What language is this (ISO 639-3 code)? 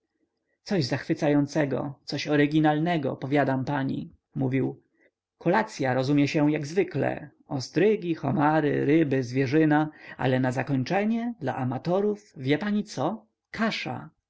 pol